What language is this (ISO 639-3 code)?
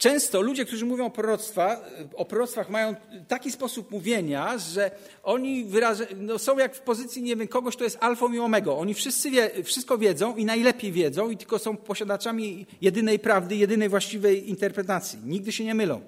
pol